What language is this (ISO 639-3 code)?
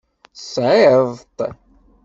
kab